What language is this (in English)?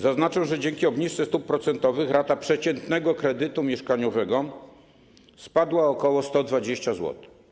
Polish